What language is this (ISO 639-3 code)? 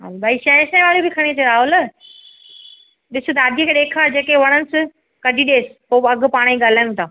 snd